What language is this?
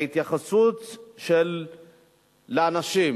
Hebrew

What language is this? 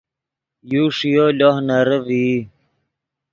Yidgha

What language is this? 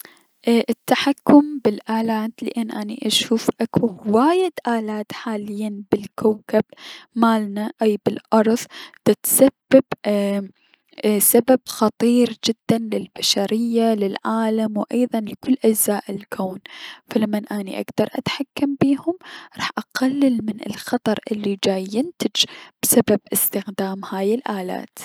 Mesopotamian Arabic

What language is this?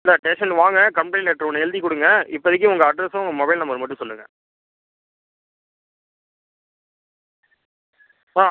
Tamil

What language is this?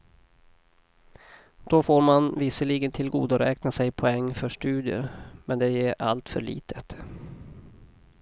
Swedish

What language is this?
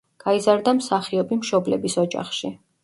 Georgian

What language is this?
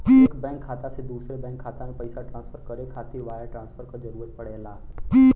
Bhojpuri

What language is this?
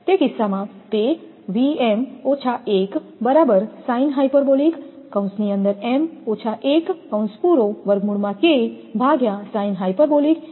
Gujarati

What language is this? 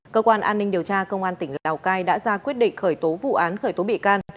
Vietnamese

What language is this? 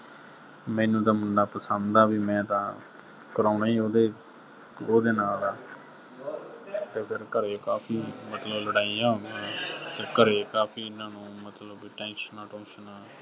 Punjabi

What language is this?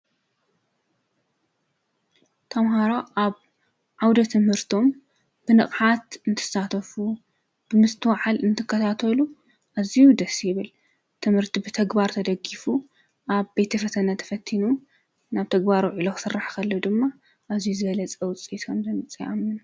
Tigrinya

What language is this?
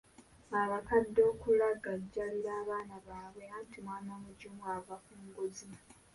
Ganda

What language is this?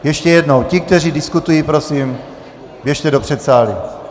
Czech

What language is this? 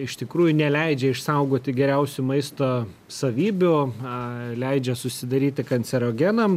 Lithuanian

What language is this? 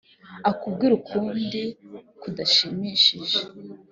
Kinyarwanda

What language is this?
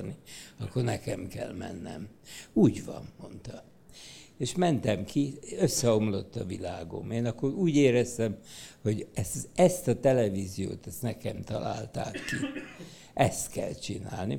Hungarian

